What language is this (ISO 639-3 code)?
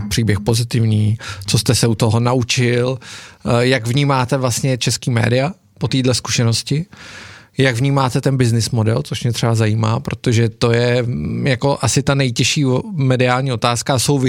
ces